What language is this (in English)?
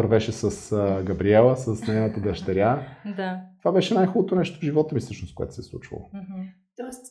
Bulgarian